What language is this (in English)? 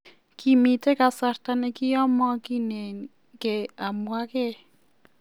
Kalenjin